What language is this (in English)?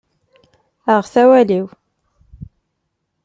Kabyle